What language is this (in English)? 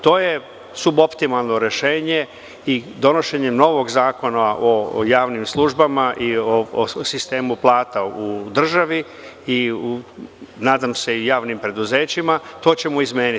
Serbian